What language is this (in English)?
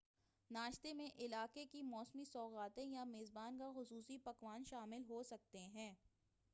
Urdu